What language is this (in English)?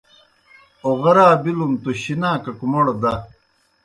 Kohistani Shina